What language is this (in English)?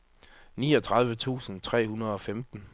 Danish